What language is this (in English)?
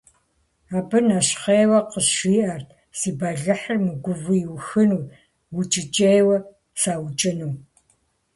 Kabardian